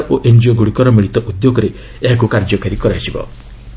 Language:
Odia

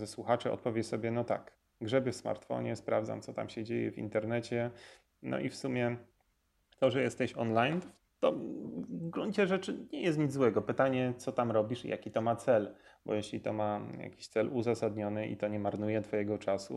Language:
Polish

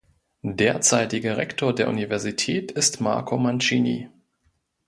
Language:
German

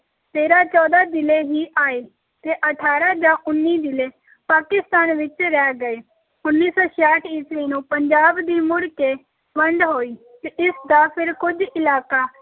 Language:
Punjabi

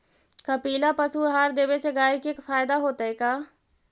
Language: Magahi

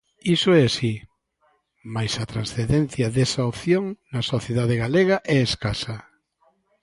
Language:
Galician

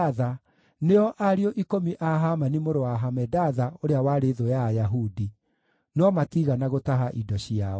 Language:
Kikuyu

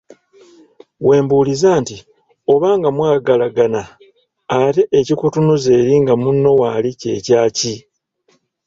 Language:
Ganda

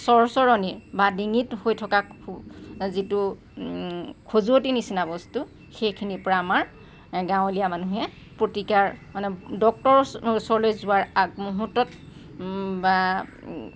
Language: Assamese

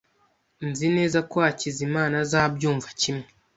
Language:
Kinyarwanda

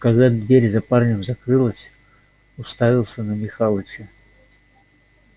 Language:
Russian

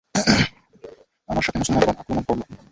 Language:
Bangla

